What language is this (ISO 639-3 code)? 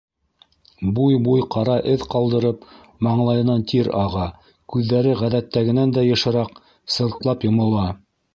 bak